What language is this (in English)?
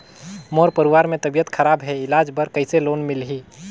Chhattisgarhi